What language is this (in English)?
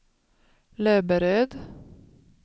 Swedish